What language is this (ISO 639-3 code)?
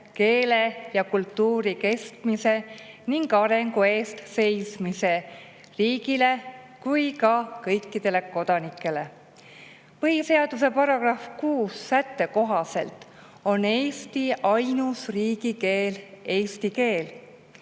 est